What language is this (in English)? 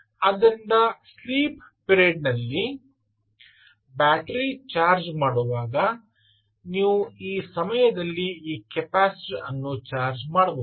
Kannada